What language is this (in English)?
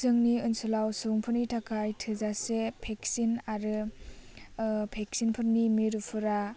Bodo